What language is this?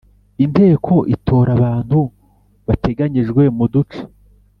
Kinyarwanda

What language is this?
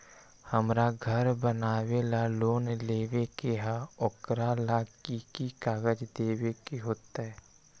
Magahi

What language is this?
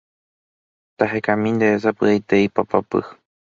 Guarani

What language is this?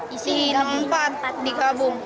Indonesian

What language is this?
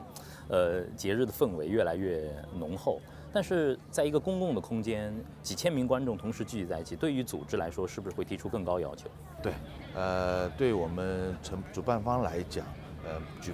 Chinese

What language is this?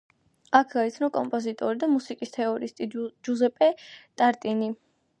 Georgian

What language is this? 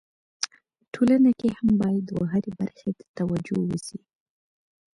Pashto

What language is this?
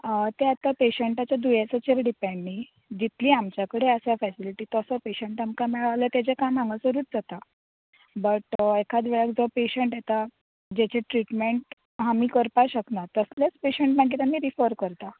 Konkani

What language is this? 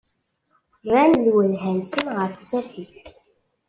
Kabyle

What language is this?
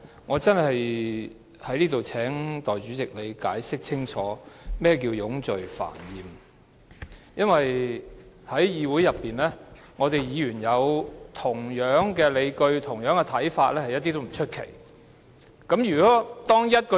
Cantonese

